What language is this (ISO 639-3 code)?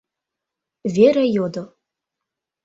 chm